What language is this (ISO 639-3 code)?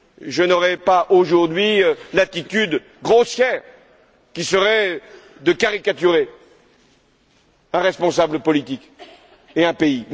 fra